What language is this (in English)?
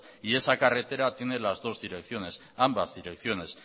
Spanish